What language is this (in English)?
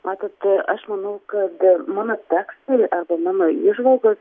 Lithuanian